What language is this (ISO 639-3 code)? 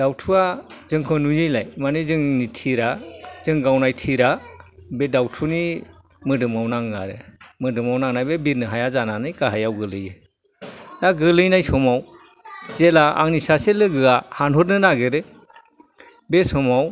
brx